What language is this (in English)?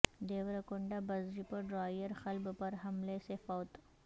Urdu